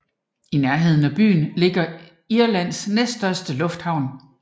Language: Danish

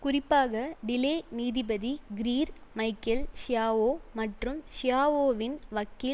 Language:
Tamil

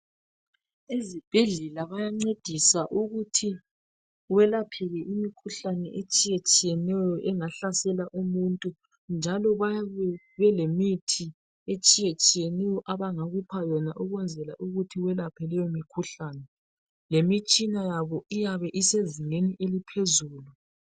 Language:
North Ndebele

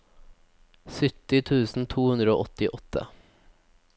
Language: Norwegian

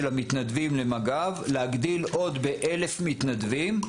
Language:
Hebrew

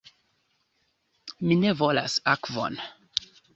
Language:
Esperanto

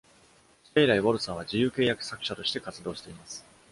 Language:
Japanese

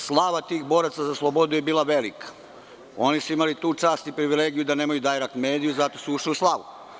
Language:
Serbian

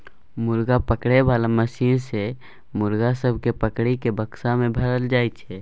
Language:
Maithili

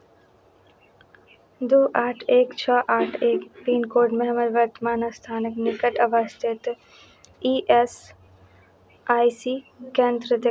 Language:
Maithili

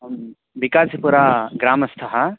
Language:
Sanskrit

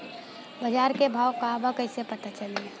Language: Bhojpuri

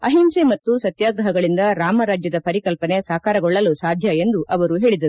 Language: Kannada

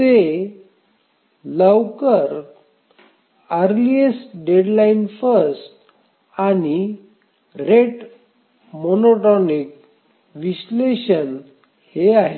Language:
Marathi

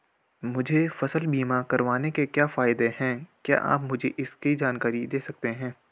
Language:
Hindi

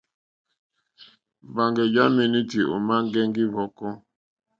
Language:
Mokpwe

